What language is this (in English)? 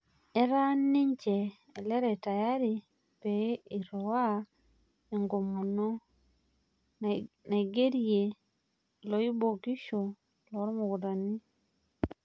Masai